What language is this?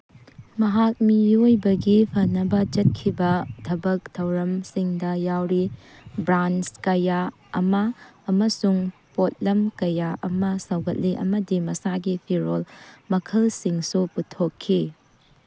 Manipuri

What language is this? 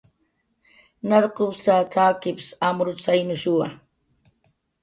Jaqaru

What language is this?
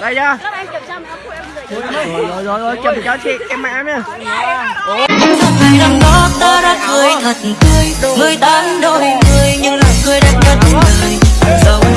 Vietnamese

